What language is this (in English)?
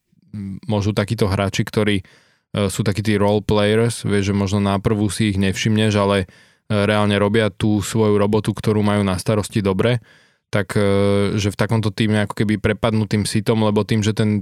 Slovak